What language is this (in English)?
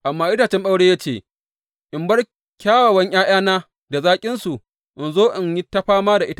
Hausa